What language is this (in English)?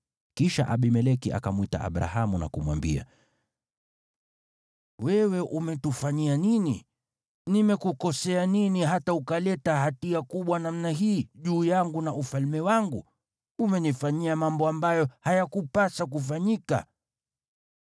Swahili